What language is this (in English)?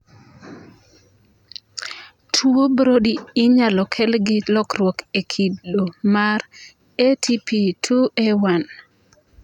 Luo (Kenya and Tanzania)